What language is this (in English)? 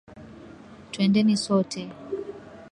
Swahili